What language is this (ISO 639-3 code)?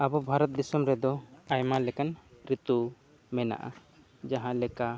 sat